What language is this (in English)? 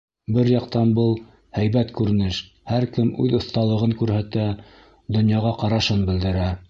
Bashkir